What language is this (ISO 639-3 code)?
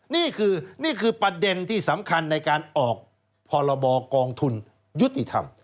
tha